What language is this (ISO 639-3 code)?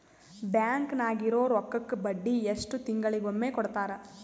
kan